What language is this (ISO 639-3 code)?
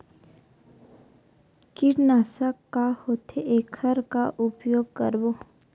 hne